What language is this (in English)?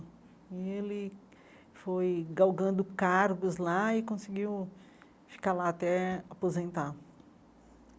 Portuguese